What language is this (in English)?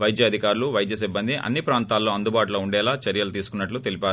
Telugu